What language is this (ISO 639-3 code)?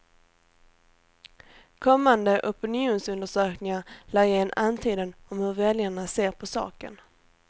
swe